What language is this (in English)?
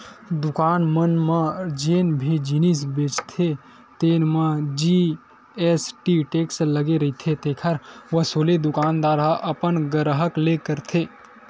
Chhattisgarhi